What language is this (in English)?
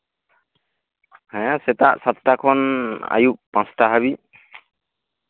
Santali